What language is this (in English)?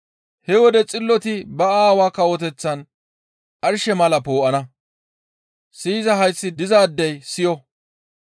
Gamo